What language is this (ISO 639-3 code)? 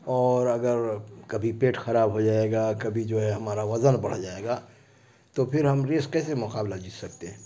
urd